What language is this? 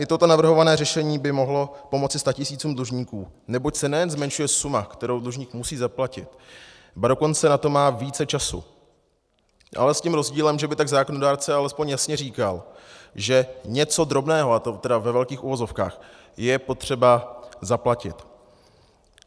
Czech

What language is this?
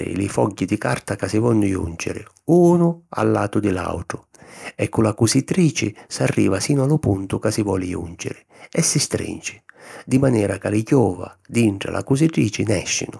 Sicilian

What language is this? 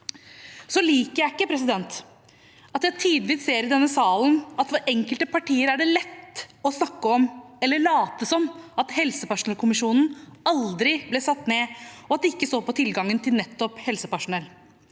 Norwegian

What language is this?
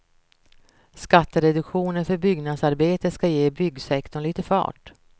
Swedish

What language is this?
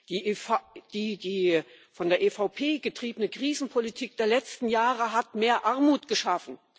German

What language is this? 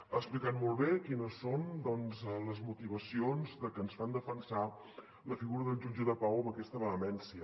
Catalan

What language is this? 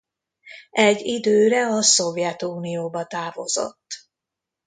Hungarian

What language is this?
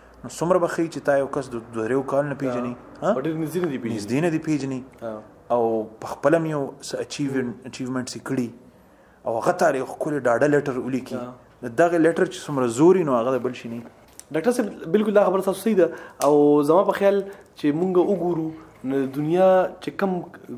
Urdu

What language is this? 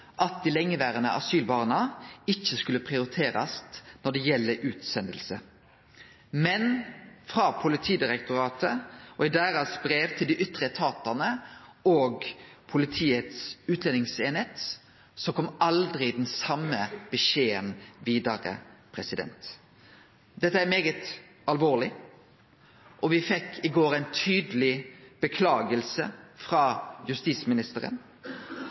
Norwegian Nynorsk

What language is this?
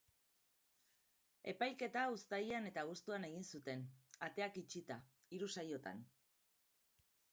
Basque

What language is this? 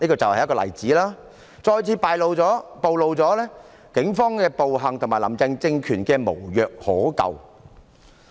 Cantonese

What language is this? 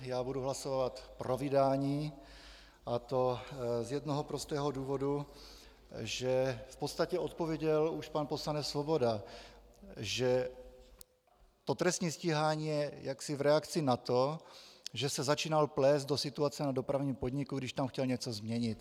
Czech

